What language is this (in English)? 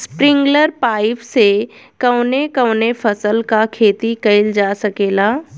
Bhojpuri